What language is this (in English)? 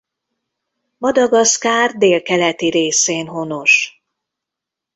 Hungarian